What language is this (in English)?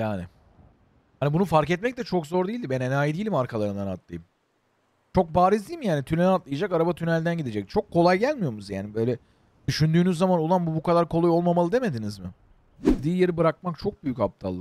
Turkish